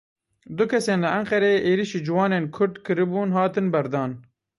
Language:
Kurdish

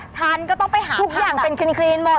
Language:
Thai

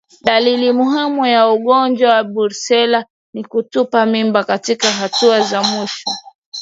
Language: Swahili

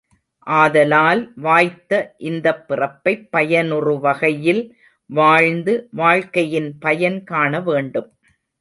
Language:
Tamil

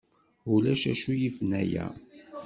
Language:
Kabyle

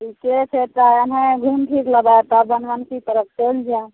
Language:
Maithili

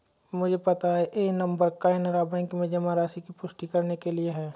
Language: Hindi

